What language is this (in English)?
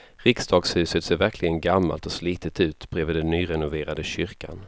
Swedish